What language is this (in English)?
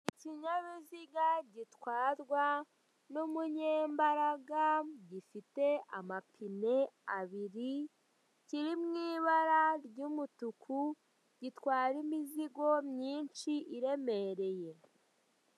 Kinyarwanda